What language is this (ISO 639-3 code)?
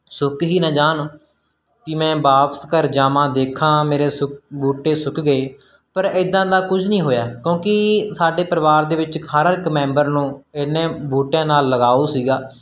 pan